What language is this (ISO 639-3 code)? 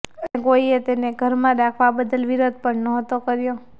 guj